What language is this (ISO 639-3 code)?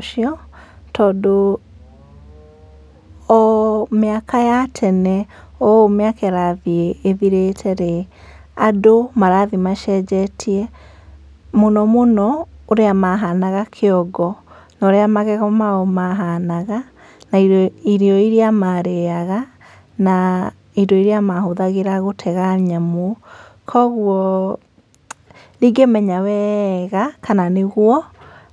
kik